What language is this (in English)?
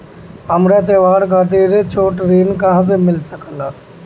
Bhojpuri